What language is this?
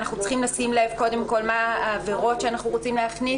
Hebrew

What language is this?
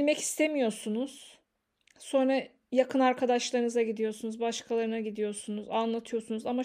Turkish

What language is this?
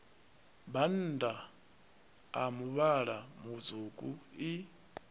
Venda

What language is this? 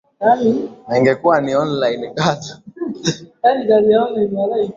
Swahili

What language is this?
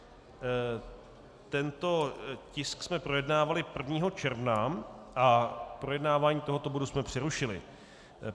Czech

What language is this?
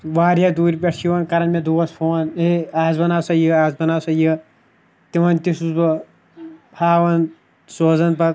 Kashmiri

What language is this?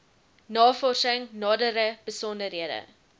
Afrikaans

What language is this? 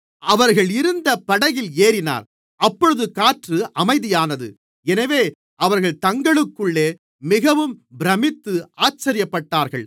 Tamil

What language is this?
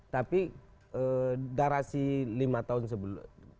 Indonesian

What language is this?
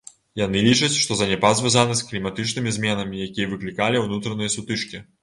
Belarusian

